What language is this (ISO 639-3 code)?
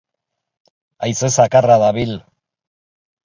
eus